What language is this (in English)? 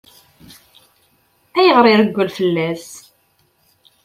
Kabyle